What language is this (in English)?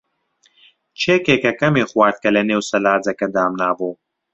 Central Kurdish